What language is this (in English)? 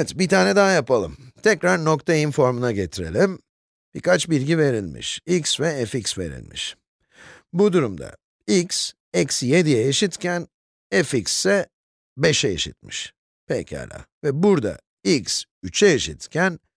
Turkish